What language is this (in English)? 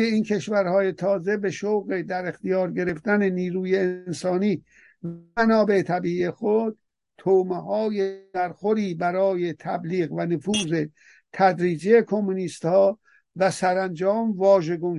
Persian